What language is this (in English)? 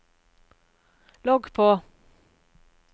Norwegian